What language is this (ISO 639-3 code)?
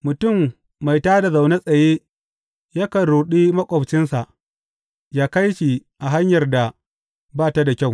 hau